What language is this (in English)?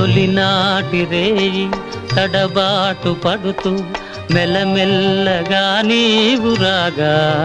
Telugu